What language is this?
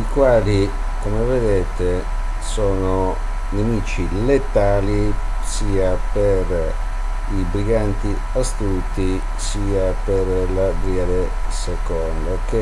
Italian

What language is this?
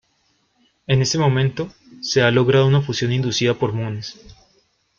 Spanish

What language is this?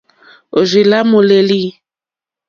Mokpwe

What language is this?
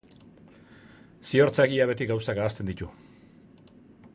Basque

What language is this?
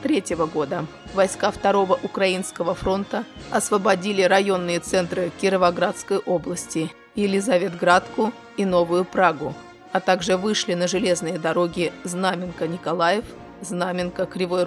Russian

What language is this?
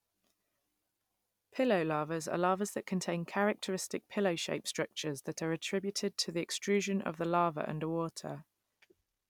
English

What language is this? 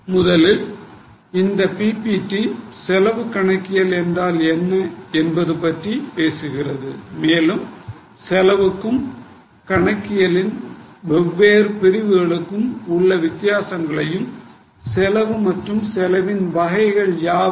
Tamil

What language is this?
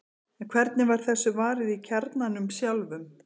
Icelandic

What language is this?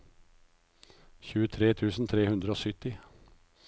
Norwegian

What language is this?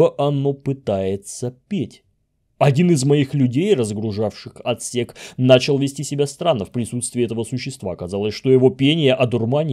Russian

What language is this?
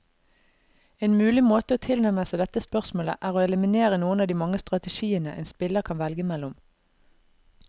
Norwegian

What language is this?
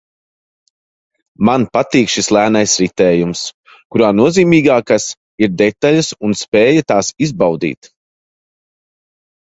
Latvian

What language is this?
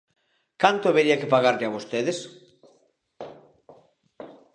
Galician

